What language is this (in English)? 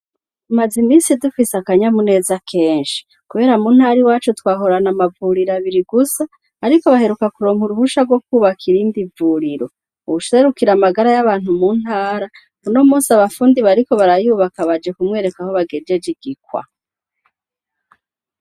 Rundi